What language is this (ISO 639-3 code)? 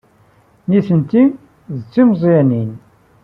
kab